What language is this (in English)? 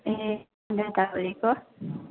Nepali